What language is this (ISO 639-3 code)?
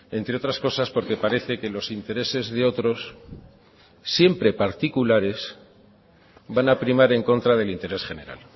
spa